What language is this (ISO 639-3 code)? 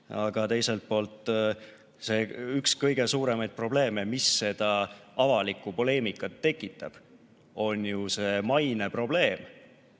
est